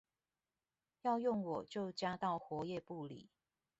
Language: Chinese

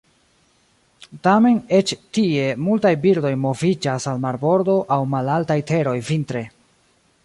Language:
Esperanto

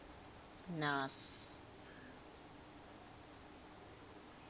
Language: Swati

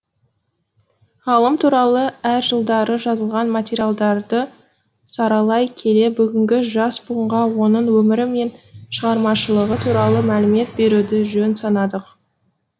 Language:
Kazakh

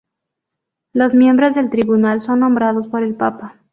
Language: Spanish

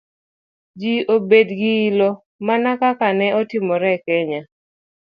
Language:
Luo (Kenya and Tanzania)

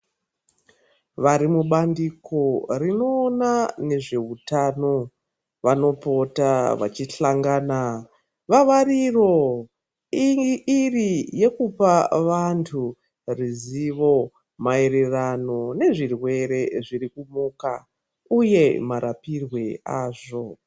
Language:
Ndau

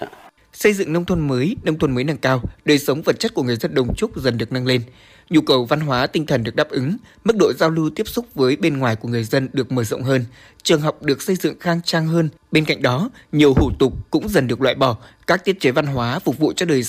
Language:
Vietnamese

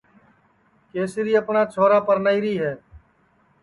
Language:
Sansi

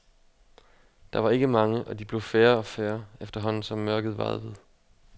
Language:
Danish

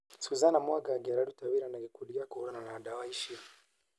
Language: Kikuyu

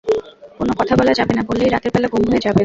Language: Bangla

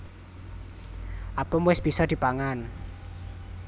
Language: Javanese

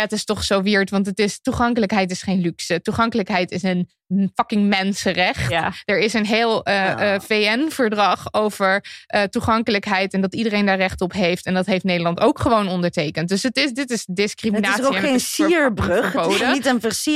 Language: Dutch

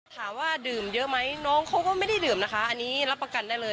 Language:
Thai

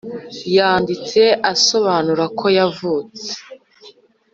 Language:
Kinyarwanda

